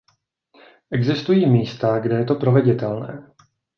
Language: Czech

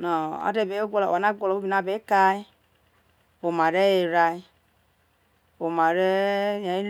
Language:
Isoko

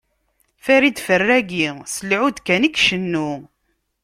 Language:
Kabyle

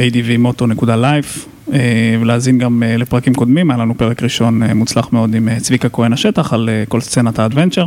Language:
Hebrew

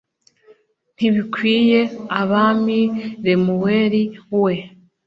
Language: Kinyarwanda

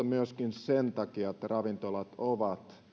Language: Finnish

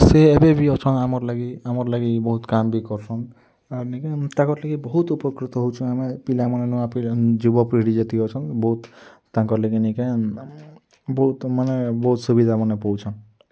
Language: Odia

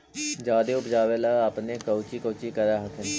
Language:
Magahi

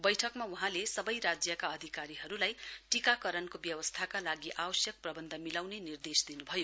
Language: Nepali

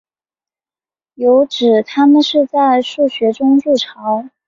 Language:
Chinese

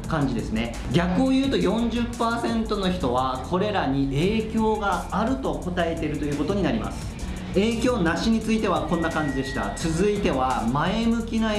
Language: Japanese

